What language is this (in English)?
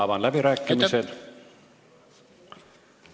Estonian